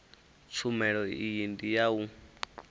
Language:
Venda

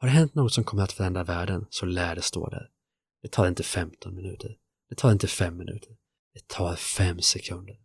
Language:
Swedish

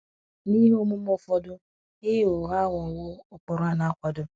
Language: Igbo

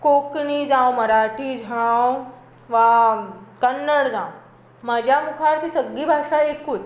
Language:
Konkani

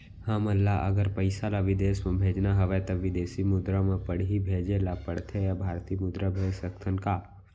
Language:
Chhattisgarhi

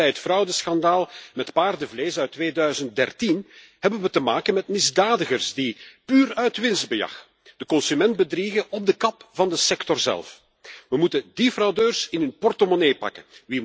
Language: Dutch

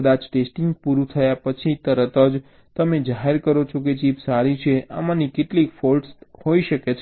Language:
Gujarati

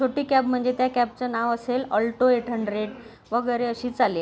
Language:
Marathi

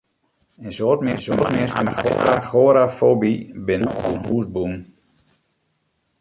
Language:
Western Frisian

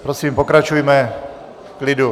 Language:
Czech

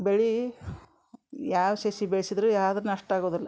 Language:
Kannada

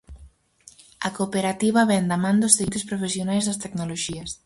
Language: Galician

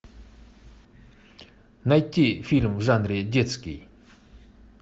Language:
Russian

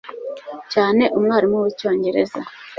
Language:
Kinyarwanda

